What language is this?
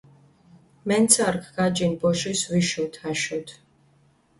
Mingrelian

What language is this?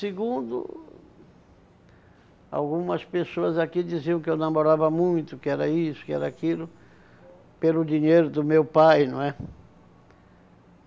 Portuguese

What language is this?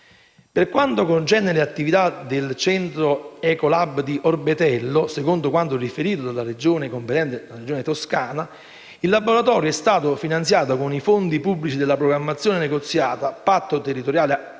Italian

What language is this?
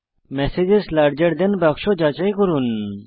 Bangla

